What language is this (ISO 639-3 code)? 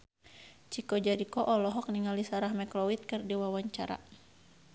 sun